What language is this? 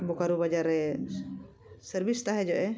Santali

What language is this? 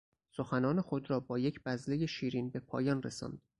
Persian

